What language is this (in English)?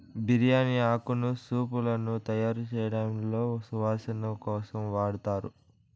Telugu